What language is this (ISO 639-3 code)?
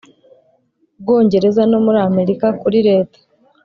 kin